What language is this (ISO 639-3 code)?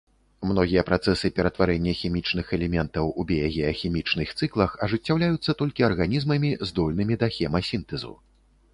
bel